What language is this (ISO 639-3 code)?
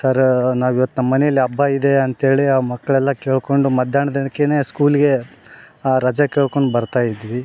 kan